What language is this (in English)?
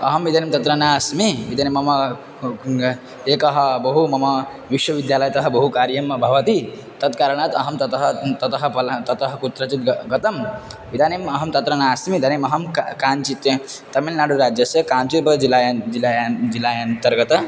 Sanskrit